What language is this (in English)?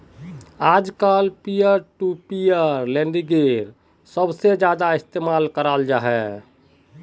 Magahi